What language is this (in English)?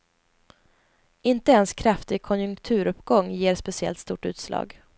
Swedish